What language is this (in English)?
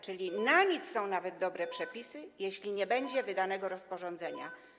Polish